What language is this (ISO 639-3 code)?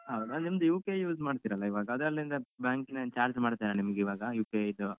kan